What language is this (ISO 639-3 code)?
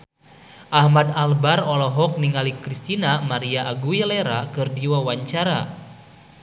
sun